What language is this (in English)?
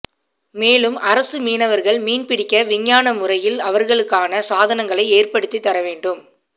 Tamil